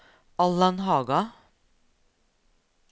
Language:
Norwegian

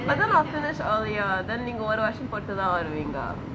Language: English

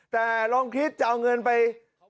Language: Thai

